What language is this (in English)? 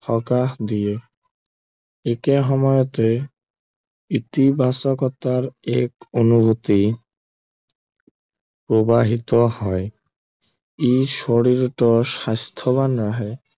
Assamese